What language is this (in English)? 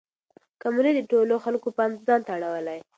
Pashto